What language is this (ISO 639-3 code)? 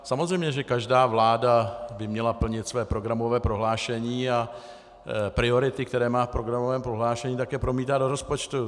ces